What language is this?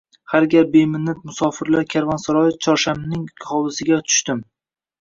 Uzbek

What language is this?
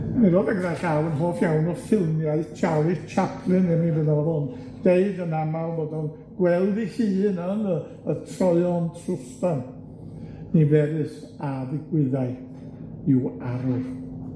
Welsh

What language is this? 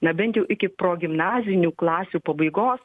Lithuanian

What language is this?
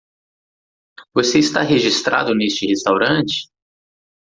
Portuguese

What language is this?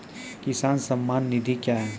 Maithili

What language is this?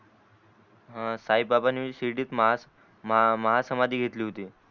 Marathi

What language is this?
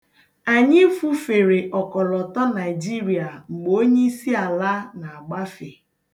Igbo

